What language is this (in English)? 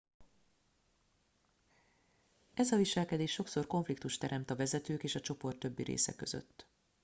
Hungarian